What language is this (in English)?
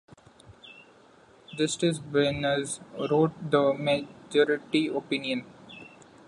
English